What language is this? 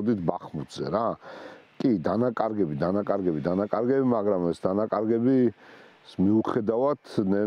Romanian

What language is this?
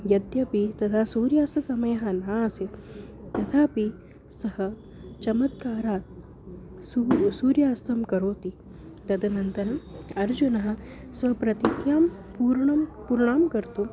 Sanskrit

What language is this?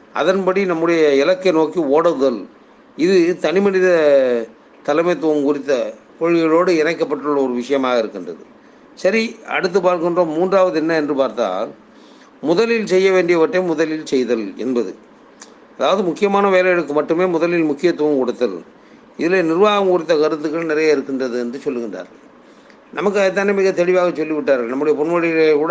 Tamil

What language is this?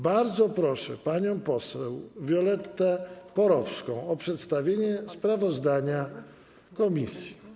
Polish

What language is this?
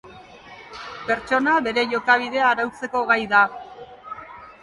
Basque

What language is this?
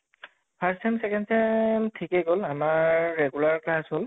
Assamese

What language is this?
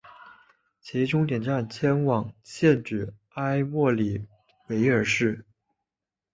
Chinese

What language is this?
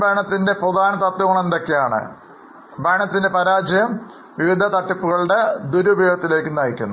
Malayalam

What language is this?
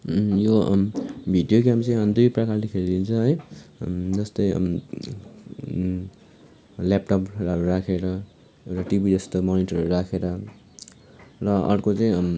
Nepali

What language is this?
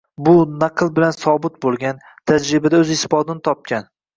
Uzbek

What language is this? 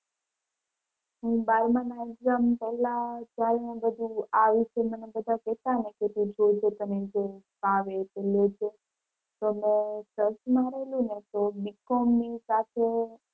Gujarati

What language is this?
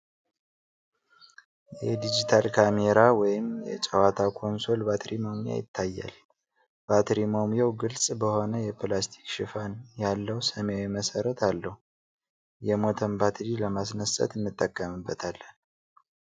Amharic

